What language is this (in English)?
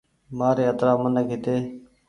Goaria